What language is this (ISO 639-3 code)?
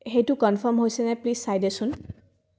asm